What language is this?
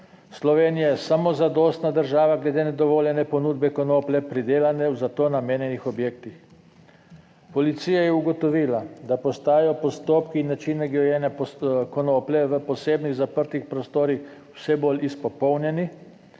Slovenian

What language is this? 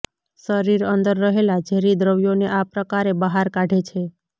Gujarati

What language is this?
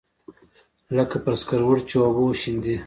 Pashto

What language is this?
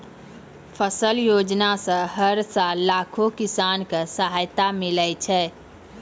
Maithili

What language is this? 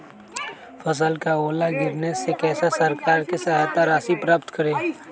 Magahi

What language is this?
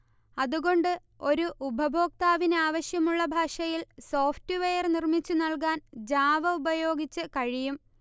Malayalam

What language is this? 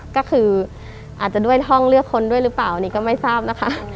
Thai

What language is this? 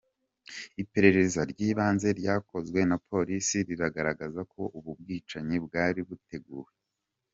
Kinyarwanda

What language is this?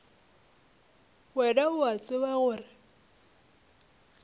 Northern Sotho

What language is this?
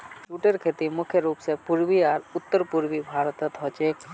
Magahi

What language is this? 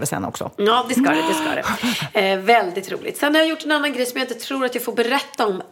Swedish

